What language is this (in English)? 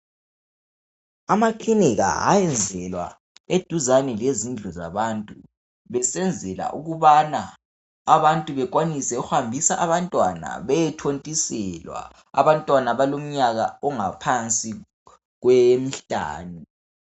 North Ndebele